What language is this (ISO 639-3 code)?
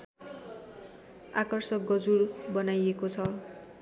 nep